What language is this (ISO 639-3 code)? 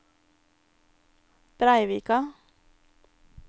nor